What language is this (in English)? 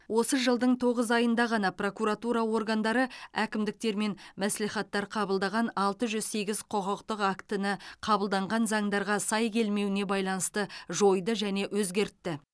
Kazakh